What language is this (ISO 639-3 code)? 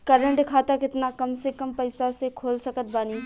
bho